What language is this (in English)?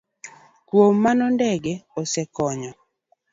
Luo (Kenya and Tanzania)